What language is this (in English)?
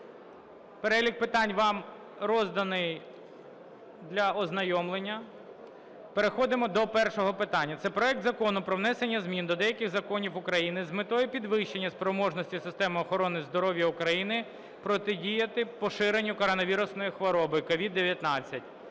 Ukrainian